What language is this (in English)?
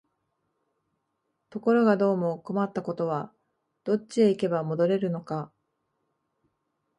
Japanese